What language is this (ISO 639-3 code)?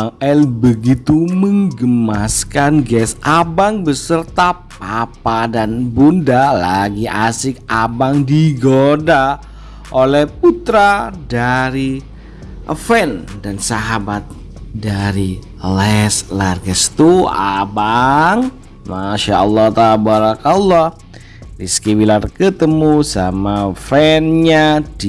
ind